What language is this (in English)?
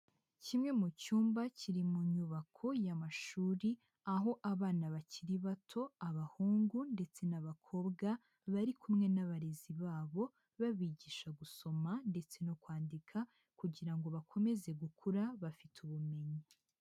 Kinyarwanda